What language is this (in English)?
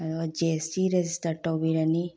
Manipuri